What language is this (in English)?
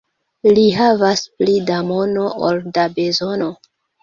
Esperanto